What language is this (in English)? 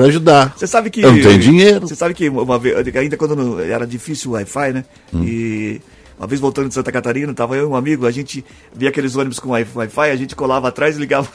Portuguese